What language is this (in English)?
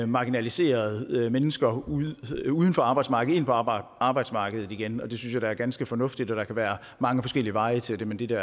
Danish